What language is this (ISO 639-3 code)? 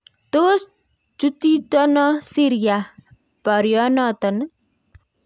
kln